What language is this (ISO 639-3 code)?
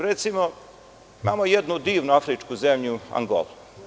srp